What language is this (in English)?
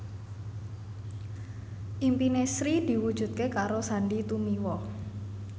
Javanese